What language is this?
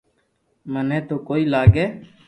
Loarki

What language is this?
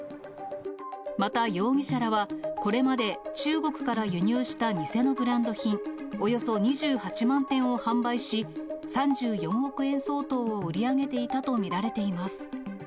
Japanese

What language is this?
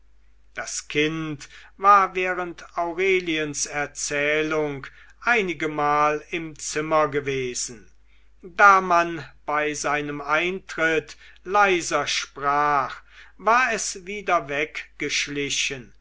German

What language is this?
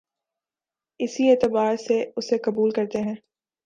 Urdu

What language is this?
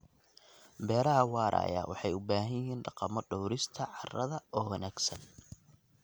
Somali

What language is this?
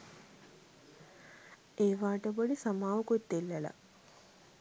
Sinhala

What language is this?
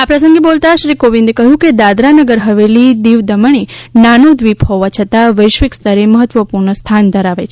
Gujarati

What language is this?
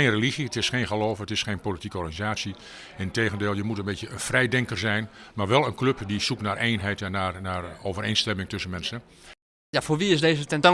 Dutch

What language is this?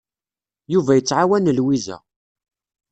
Kabyle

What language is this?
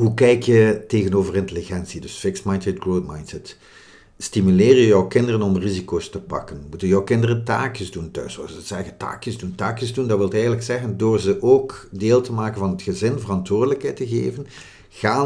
Dutch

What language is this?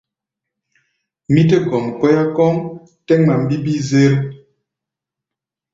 Gbaya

